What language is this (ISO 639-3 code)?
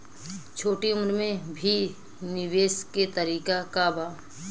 bho